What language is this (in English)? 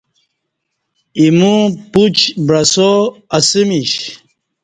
Kati